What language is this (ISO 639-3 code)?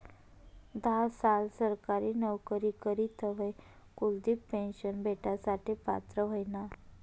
mar